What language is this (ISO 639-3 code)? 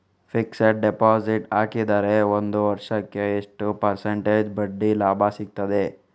kan